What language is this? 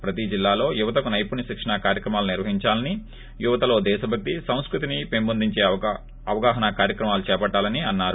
Telugu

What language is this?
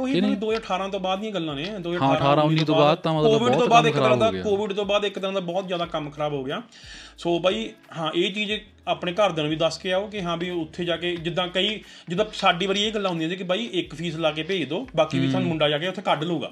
Punjabi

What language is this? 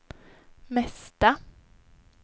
Swedish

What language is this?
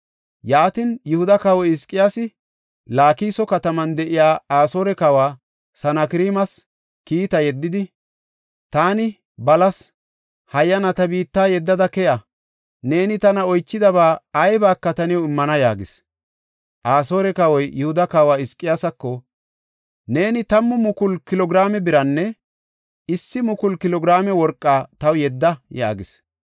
Gofa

